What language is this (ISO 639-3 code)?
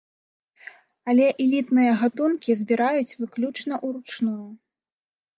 bel